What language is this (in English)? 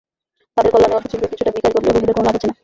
Bangla